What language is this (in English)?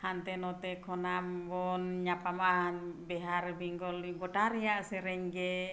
Santali